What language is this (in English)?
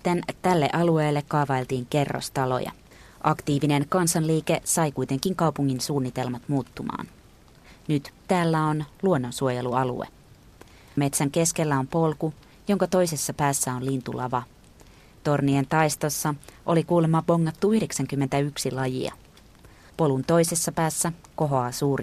Finnish